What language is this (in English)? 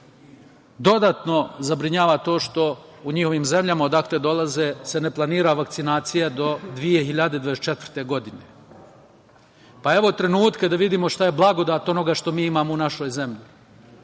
Serbian